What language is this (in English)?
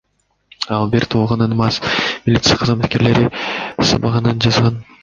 Kyrgyz